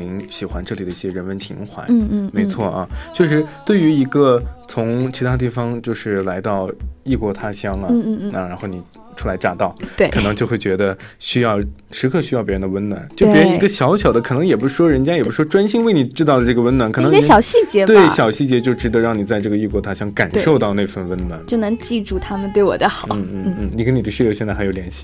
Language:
Chinese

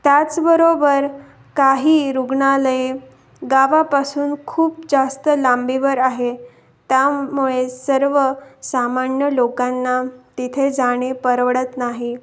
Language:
Marathi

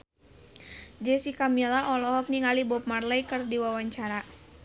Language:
Sundanese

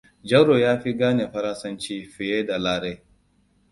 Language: Hausa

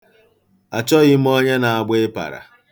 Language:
Igbo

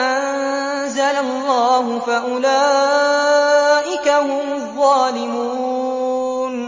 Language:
Arabic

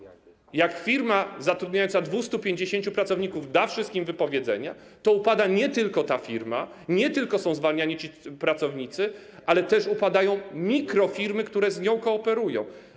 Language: Polish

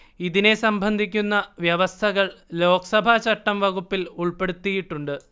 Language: Malayalam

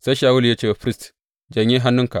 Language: Hausa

